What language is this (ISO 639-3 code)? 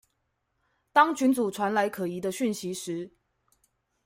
zho